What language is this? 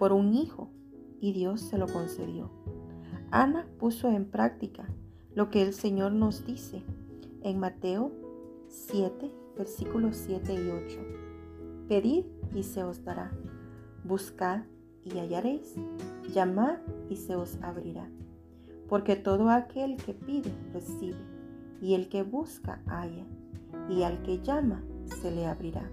Spanish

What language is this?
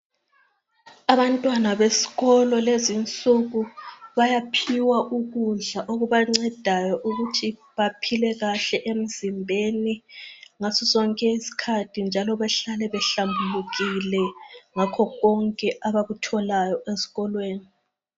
North Ndebele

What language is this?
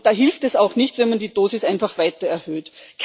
German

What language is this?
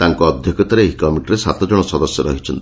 Odia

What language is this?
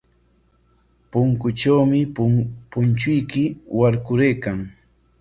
Corongo Ancash Quechua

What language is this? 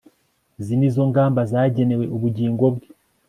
Kinyarwanda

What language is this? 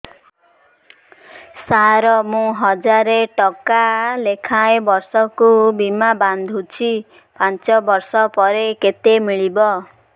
Odia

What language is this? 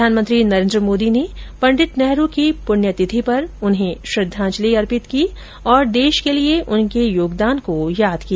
Hindi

